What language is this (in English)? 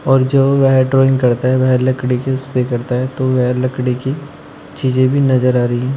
Hindi